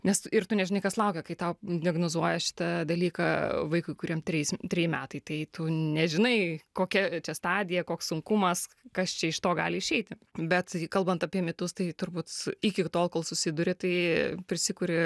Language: Lithuanian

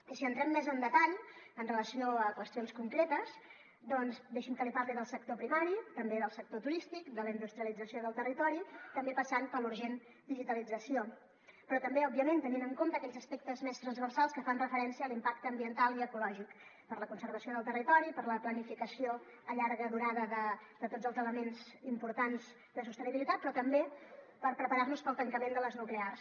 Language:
Catalan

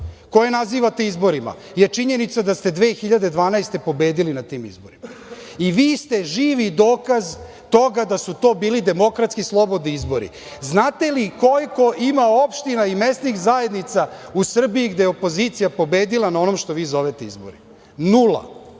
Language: Serbian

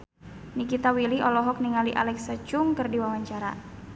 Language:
Sundanese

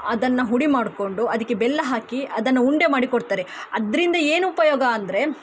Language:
Kannada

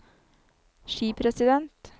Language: Norwegian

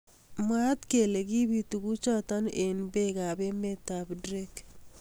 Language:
Kalenjin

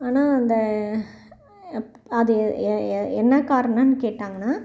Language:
Tamil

